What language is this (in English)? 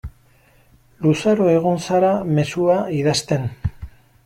Basque